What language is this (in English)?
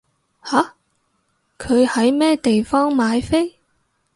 Cantonese